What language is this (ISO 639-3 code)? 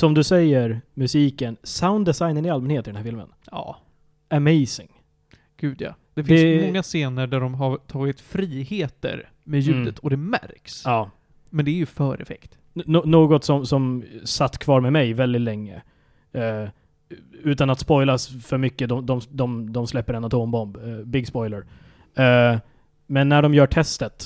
swe